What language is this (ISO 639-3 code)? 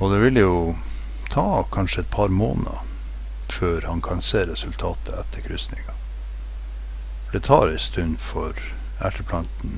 nor